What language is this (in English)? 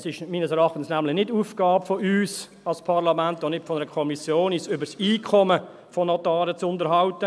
Swiss German